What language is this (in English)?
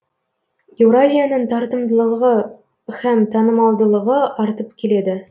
Kazakh